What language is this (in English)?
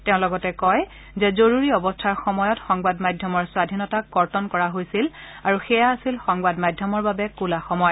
Assamese